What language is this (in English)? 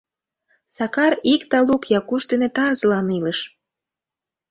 Mari